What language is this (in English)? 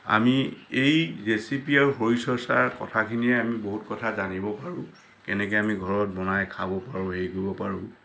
Assamese